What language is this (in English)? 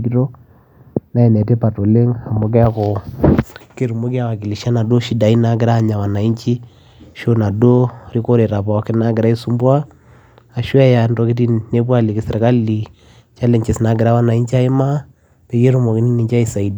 Masai